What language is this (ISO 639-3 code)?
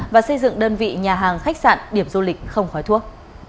vie